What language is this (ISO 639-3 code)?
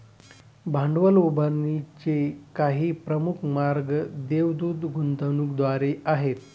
mar